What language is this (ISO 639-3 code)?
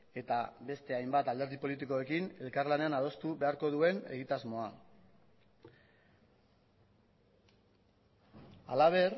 eus